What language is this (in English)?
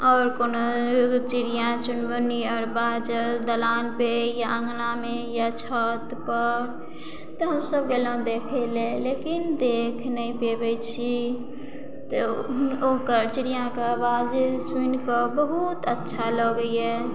Maithili